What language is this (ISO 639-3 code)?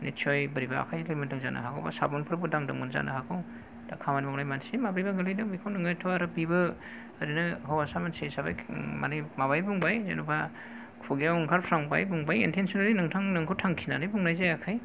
brx